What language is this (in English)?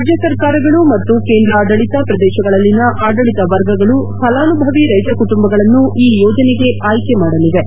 Kannada